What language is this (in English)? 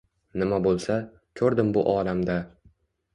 Uzbek